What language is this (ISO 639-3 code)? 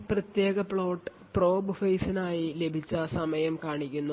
mal